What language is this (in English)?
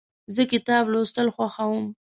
Pashto